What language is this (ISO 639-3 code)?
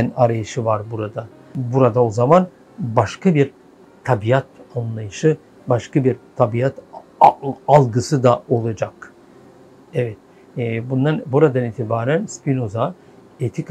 tur